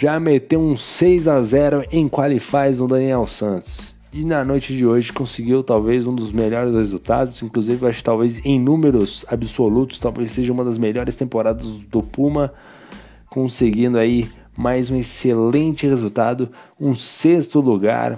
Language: Portuguese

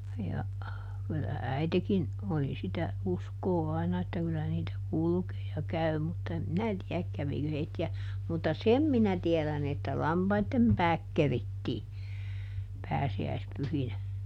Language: Finnish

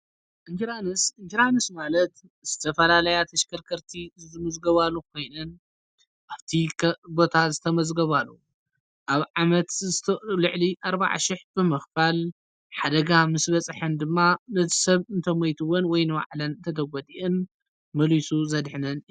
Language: Tigrinya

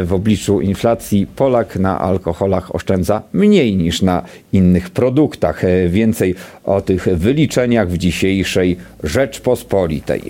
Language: Polish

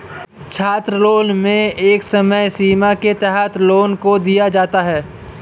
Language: Hindi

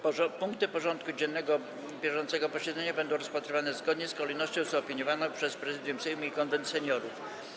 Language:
Polish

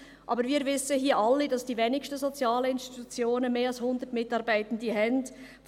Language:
Swiss German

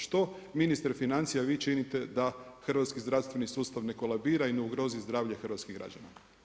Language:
Croatian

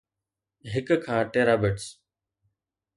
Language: Sindhi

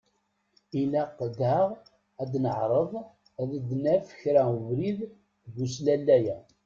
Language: Kabyle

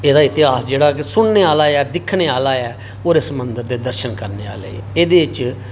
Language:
Dogri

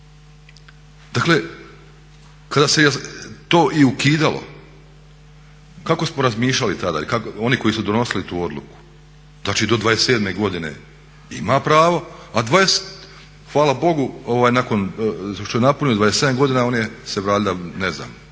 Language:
Croatian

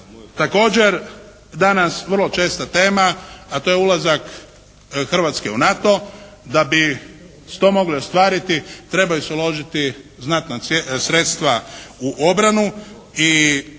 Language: Croatian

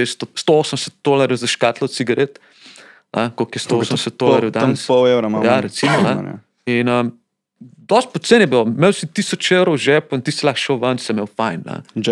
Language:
Slovak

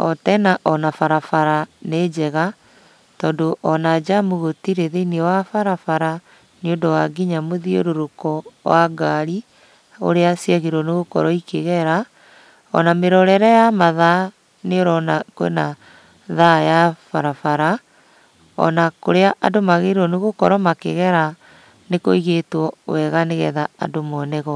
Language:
Kikuyu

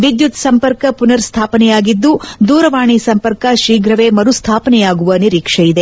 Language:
Kannada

